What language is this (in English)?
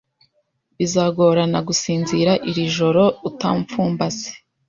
Kinyarwanda